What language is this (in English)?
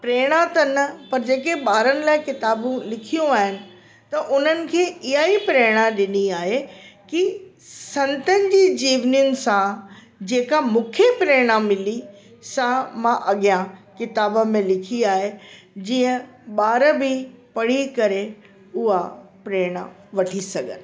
Sindhi